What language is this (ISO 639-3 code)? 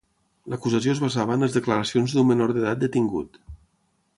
cat